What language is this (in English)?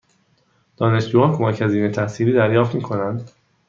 Persian